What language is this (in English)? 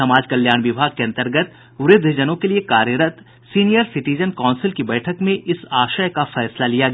Hindi